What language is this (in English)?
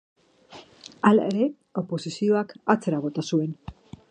Basque